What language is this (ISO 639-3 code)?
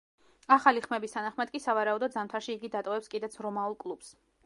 kat